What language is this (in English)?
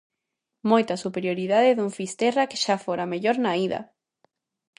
Galician